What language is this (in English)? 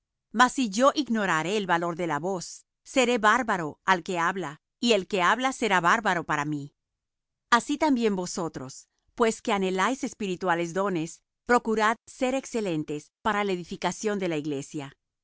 Spanish